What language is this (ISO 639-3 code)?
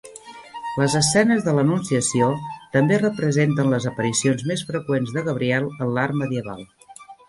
cat